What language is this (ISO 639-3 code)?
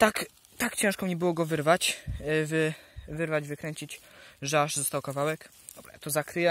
pol